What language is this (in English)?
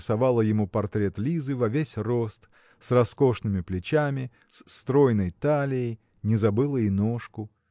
Russian